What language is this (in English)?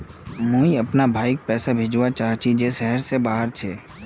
Magahi